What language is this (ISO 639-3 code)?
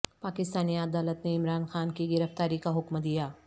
urd